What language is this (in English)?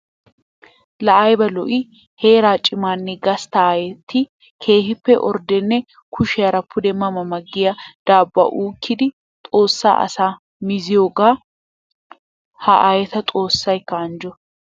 Wolaytta